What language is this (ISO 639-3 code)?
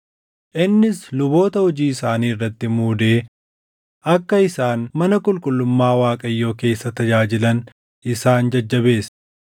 orm